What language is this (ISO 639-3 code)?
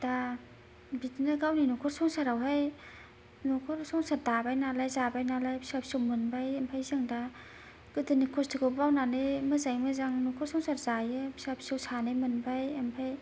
brx